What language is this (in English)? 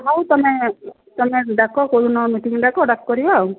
Odia